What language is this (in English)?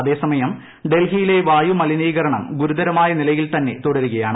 Malayalam